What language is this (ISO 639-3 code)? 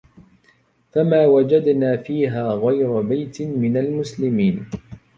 ara